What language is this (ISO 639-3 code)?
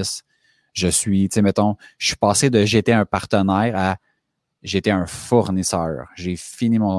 fra